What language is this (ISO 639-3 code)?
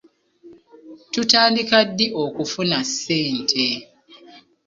lug